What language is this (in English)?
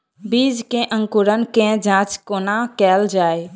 Maithili